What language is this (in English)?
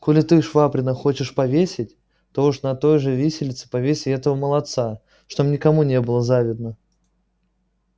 Russian